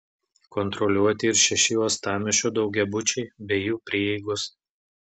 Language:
Lithuanian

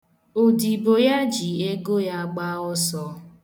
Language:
Igbo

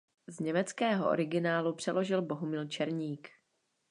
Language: Czech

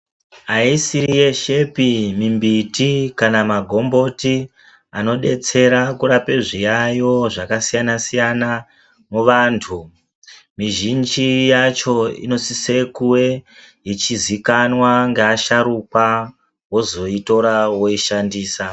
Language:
Ndau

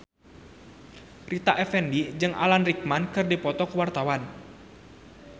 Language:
Sundanese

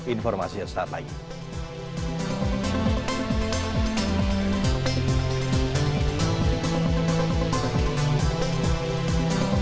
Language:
Indonesian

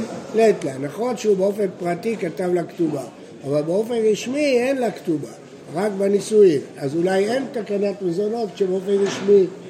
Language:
Hebrew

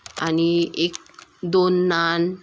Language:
Marathi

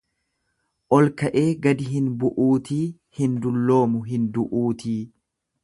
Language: Oromo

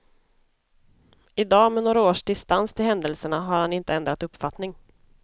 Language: Swedish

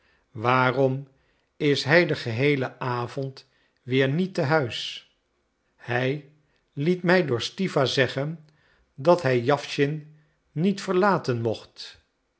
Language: Dutch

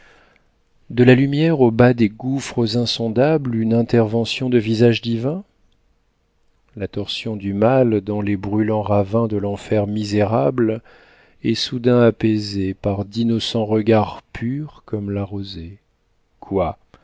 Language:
French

